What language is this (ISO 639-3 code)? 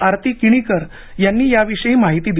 mar